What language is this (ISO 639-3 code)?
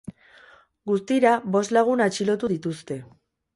eus